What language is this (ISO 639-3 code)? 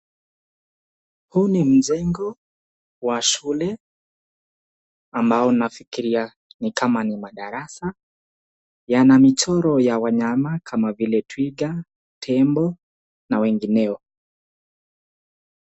swa